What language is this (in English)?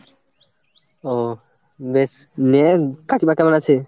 Bangla